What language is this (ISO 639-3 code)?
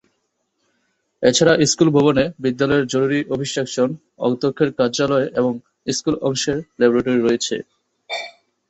ben